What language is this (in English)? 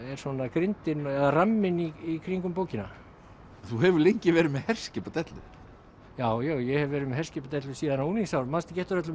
Icelandic